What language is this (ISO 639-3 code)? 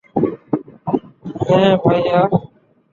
ben